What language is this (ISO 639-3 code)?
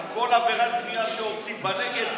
heb